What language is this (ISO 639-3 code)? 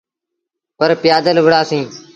sbn